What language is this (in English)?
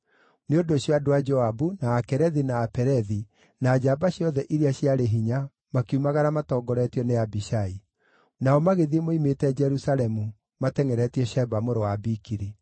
Kikuyu